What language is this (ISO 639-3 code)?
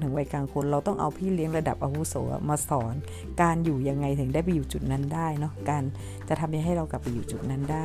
tha